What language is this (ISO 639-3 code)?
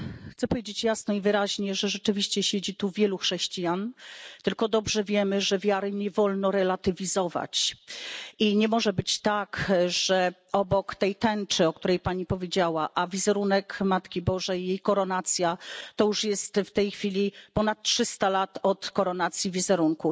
pol